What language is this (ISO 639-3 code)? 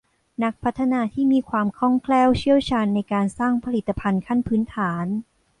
tha